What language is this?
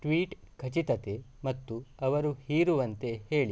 Kannada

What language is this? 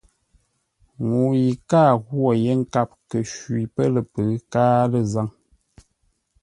Ngombale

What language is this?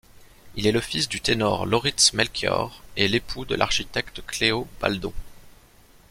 French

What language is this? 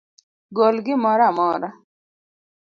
Luo (Kenya and Tanzania)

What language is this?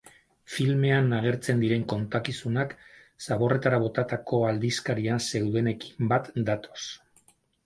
Basque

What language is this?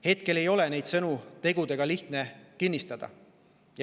Estonian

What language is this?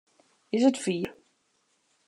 Western Frisian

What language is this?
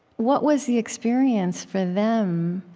English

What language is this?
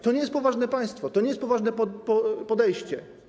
Polish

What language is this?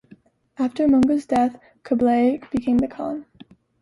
English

